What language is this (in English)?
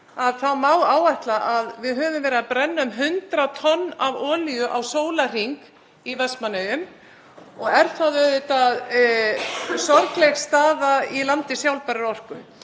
Icelandic